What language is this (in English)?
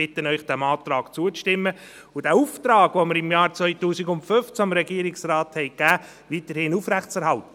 Swiss German